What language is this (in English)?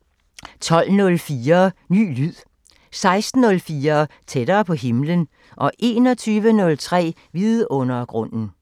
Danish